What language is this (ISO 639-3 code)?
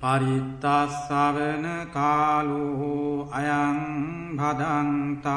vie